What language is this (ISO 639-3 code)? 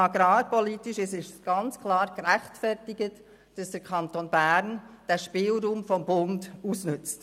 gsw